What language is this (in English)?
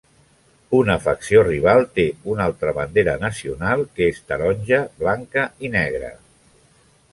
Catalan